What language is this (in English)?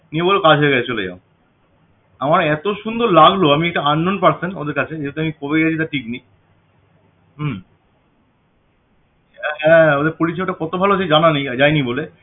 Bangla